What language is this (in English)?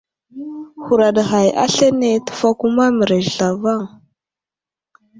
Wuzlam